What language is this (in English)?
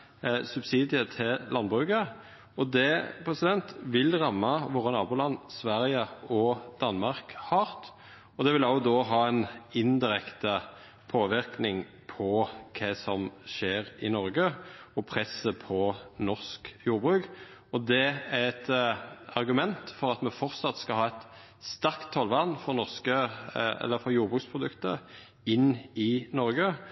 Norwegian Nynorsk